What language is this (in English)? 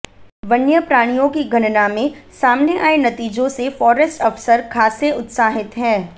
Hindi